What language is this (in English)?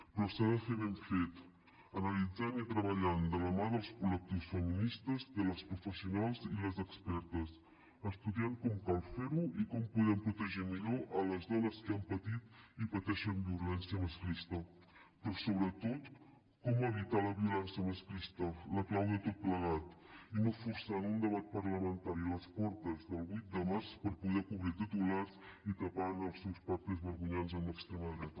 Catalan